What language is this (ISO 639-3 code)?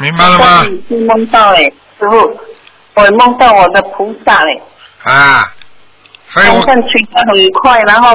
zho